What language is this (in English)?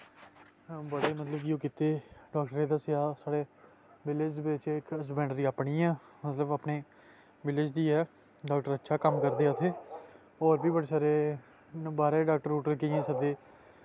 Dogri